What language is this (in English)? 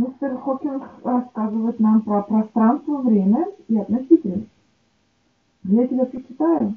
Russian